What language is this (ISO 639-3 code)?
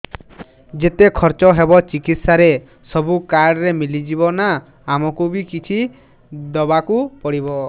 ori